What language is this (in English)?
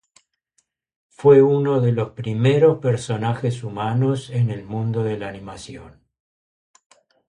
Spanish